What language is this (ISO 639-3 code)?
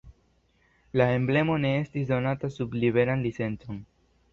epo